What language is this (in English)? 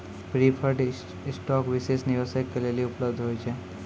Maithili